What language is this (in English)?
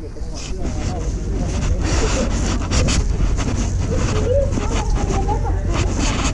Thai